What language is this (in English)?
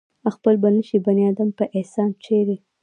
Pashto